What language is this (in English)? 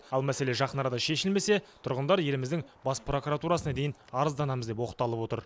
Kazakh